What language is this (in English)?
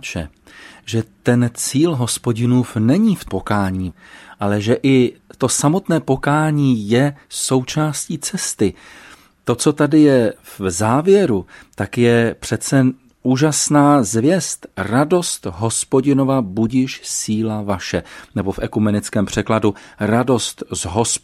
Czech